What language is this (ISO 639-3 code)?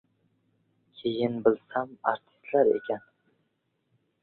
uzb